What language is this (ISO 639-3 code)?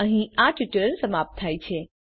guj